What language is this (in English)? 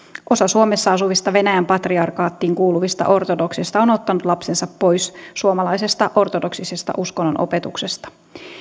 Finnish